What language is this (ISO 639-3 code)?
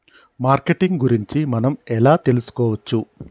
tel